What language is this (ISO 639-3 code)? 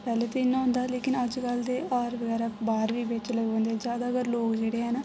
doi